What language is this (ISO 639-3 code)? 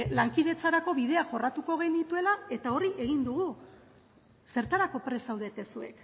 eus